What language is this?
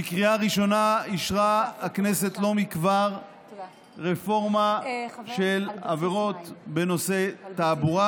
Hebrew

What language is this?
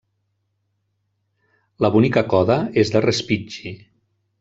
Catalan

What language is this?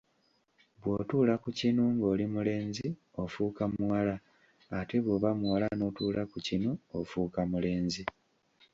Ganda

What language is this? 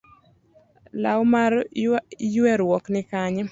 Luo (Kenya and Tanzania)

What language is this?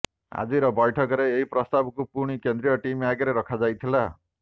Odia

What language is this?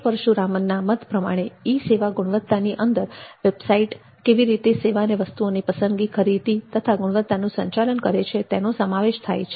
Gujarati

